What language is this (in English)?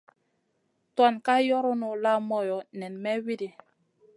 Masana